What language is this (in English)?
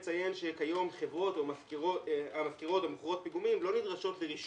Hebrew